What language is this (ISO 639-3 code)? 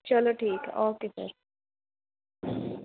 pan